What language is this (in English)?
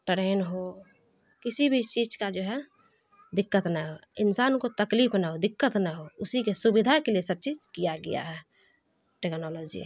Urdu